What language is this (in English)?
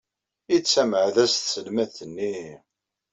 Kabyle